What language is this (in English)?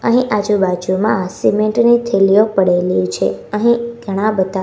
Gujarati